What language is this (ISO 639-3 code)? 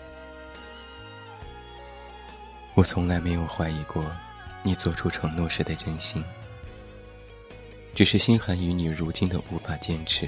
zho